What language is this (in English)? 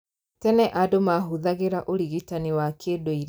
Kikuyu